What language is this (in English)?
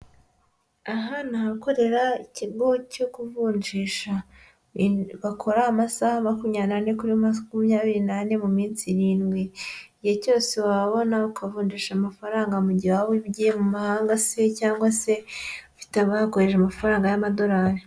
Kinyarwanda